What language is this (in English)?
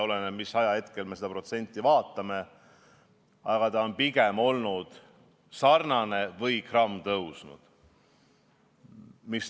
Estonian